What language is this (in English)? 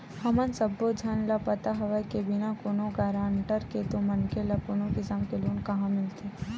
Chhattisgarhi